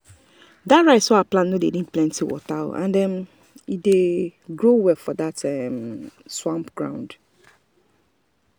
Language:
Nigerian Pidgin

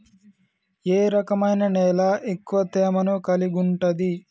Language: Telugu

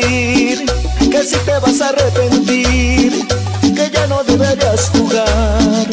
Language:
Spanish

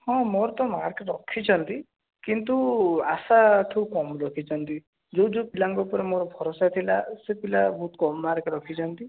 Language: Odia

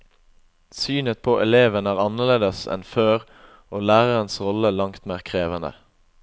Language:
Norwegian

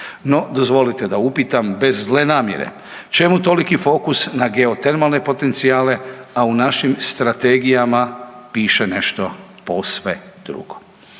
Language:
Croatian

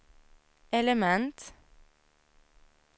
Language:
Swedish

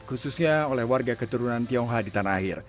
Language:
Indonesian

